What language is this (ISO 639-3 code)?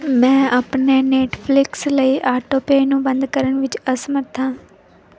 pan